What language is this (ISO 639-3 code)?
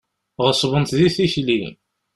kab